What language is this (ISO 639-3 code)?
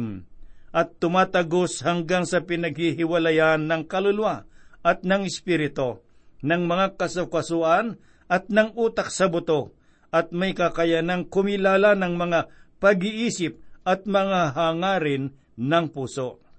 fil